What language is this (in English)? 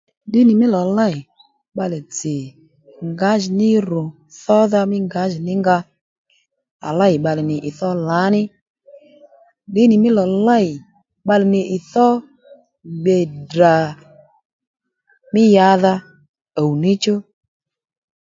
Lendu